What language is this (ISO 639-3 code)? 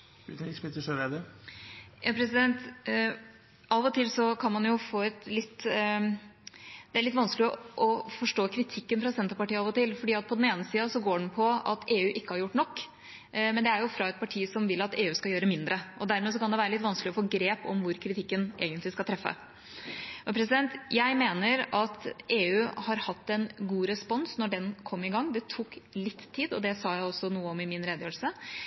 nor